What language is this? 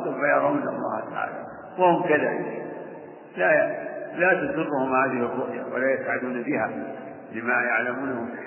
Arabic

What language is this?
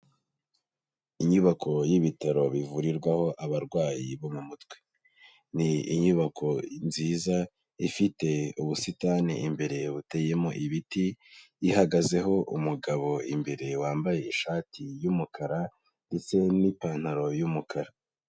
Kinyarwanda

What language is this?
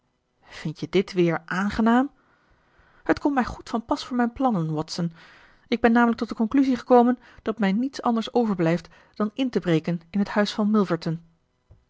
Dutch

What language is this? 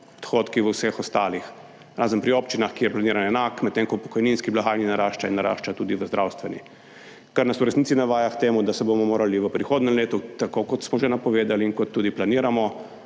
Slovenian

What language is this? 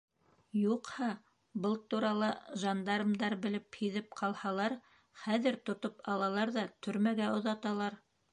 Bashkir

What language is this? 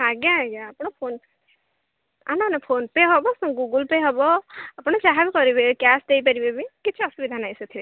Odia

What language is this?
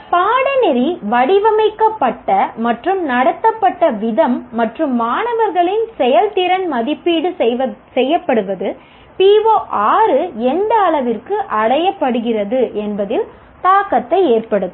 Tamil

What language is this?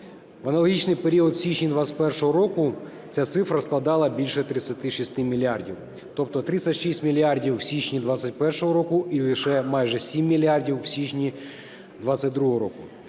Ukrainian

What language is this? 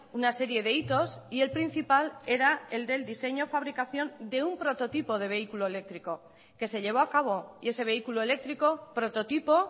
Spanish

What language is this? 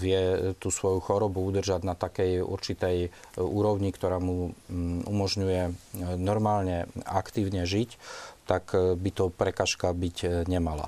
Slovak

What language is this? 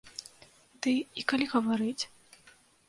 Belarusian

